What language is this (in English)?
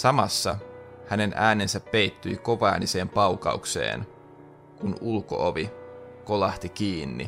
Finnish